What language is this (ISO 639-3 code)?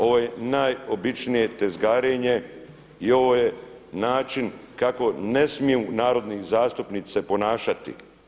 hrv